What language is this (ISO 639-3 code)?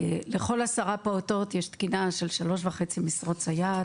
heb